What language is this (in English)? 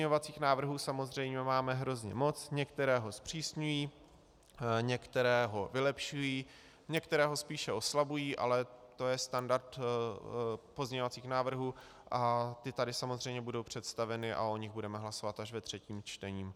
Czech